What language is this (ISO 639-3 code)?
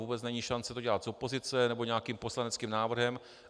ces